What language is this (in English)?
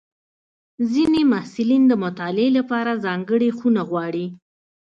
Pashto